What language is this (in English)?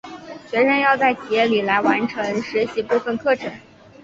Chinese